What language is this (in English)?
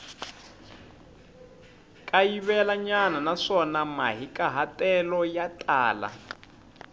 Tsonga